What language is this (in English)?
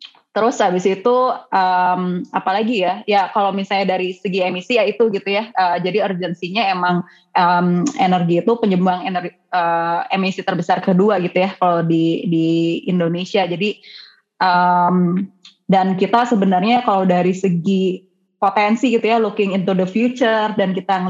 Indonesian